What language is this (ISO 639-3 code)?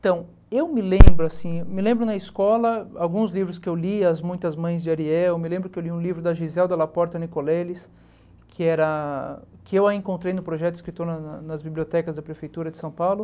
por